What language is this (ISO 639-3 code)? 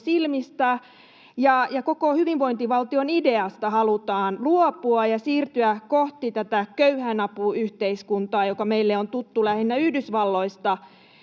fin